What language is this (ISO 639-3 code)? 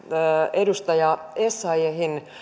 fin